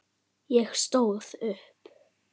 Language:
Icelandic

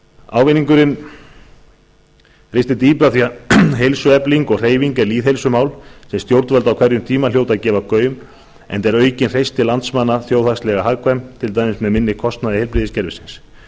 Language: Icelandic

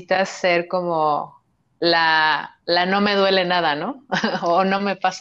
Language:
Spanish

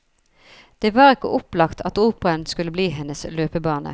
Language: Norwegian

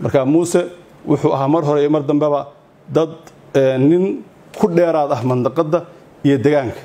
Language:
Arabic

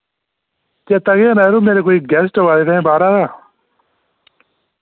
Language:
Dogri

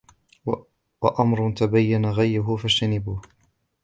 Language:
Arabic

